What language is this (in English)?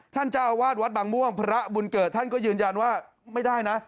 Thai